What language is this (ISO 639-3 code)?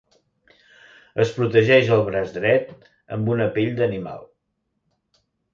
cat